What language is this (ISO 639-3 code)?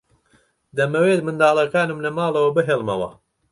ckb